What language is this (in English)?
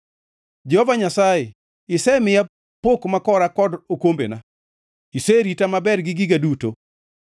Luo (Kenya and Tanzania)